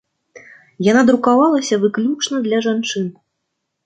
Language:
Belarusian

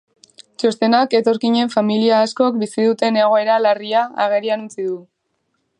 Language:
Basque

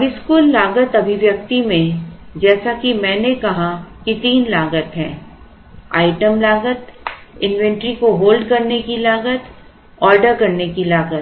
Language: Hindi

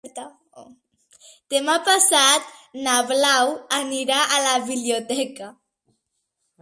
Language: Catalan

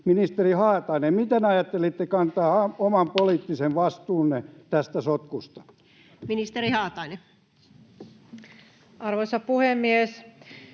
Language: Finnish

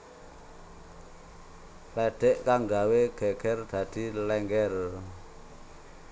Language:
Javanese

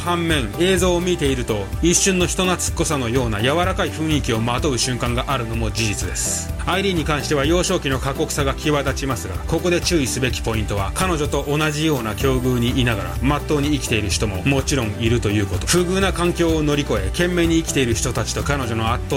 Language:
Japanese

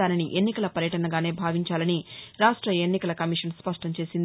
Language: Telugu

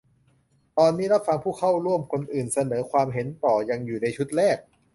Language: Thai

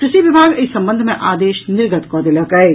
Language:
Maithili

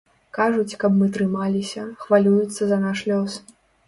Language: Belarusian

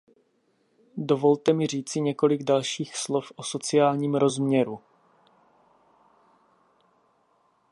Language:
Czech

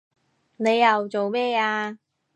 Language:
Cantonese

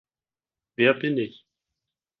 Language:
German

